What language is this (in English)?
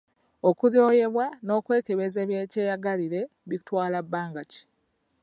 Ganda